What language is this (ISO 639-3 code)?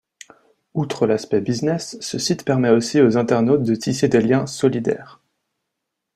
fra